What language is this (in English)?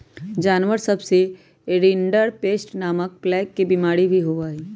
Magahi